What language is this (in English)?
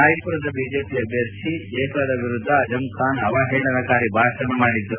Kannada